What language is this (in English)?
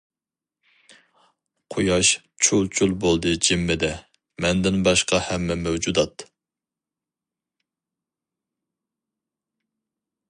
Uyghur